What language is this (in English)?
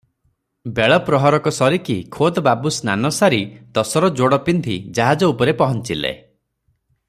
Odia